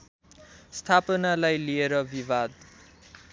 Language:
Nepali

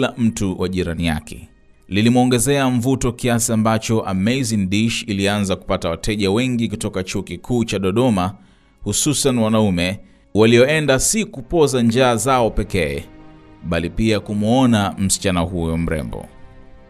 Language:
Swahili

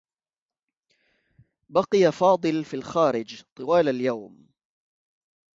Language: Arabic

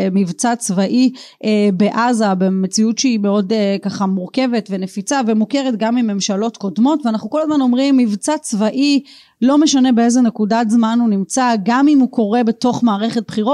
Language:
Hebrew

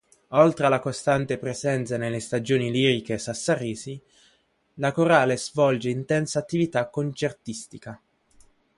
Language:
Italian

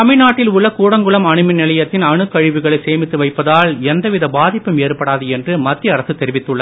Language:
Tamil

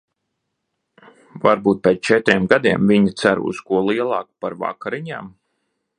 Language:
Latvian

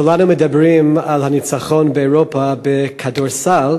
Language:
Hebrew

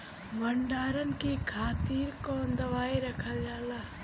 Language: Bhojpuri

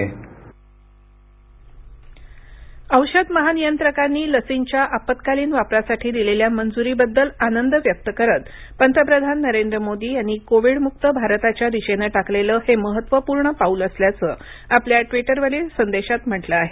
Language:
Marathi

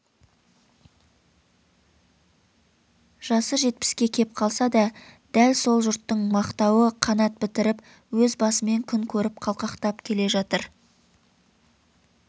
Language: Kazakh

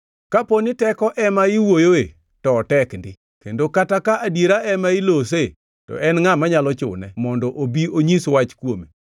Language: Luo (Kenya and Tanzania)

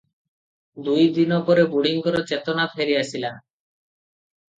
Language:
Odia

